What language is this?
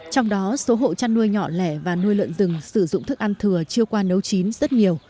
Vietnamese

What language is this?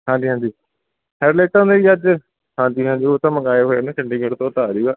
Punjabi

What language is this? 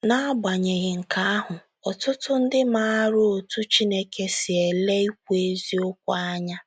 Igbo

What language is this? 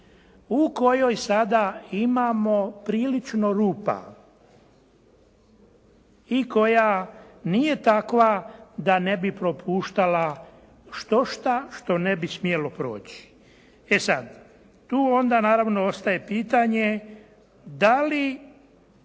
Croatian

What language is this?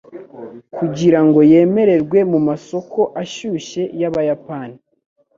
Kinyarwanda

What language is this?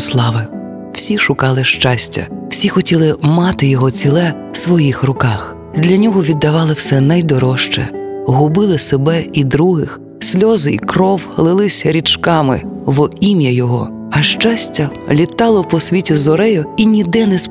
Ukrainian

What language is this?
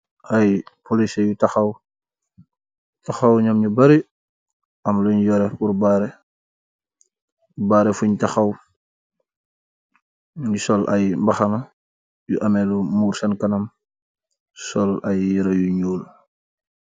Wolof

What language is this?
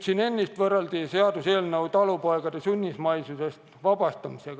Estonian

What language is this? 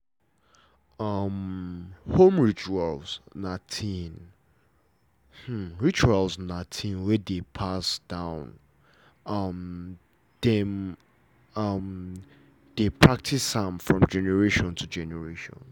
Nigerian Pidgin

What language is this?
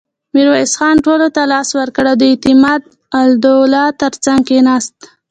Pashto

